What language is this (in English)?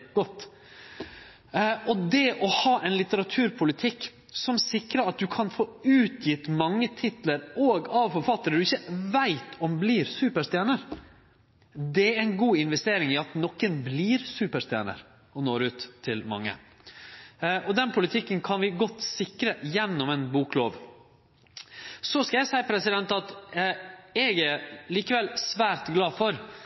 Norwegian Nynorsk